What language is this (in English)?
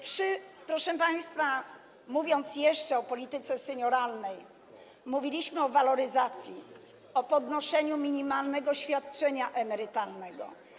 Polish